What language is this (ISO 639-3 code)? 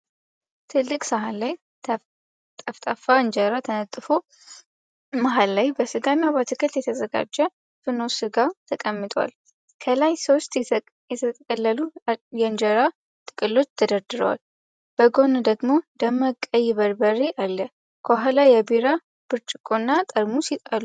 amh